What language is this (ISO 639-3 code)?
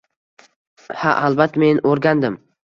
uzb